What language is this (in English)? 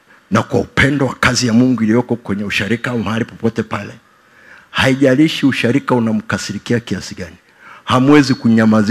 Swahili